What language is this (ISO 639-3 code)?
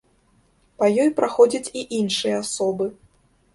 bel